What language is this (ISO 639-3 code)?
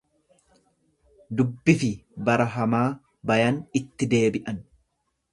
orm